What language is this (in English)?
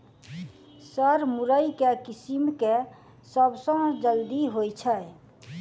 Maithili